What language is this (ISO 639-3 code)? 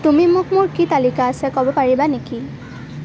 asm